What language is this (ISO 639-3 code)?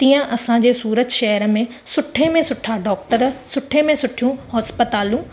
snd